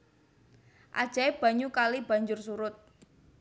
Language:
Javanese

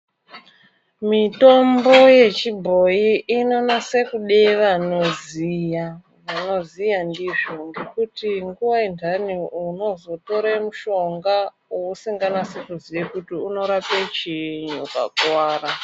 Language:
Ndau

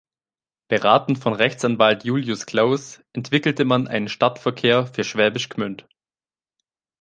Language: German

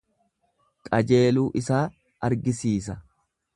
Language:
Oromo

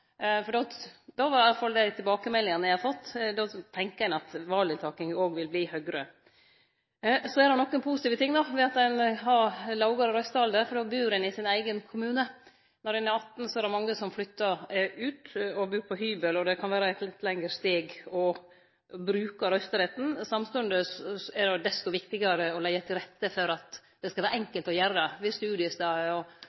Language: Norwegian Nynorsk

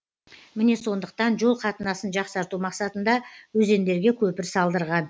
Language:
Kazakh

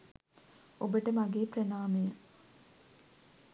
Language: Sinhala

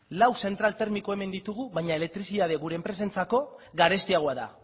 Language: Basque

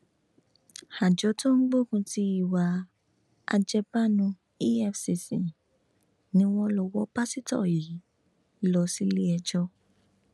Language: Yoruba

